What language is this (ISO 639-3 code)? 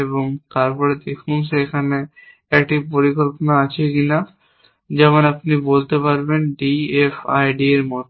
ben